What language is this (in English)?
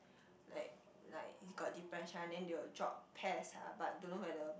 English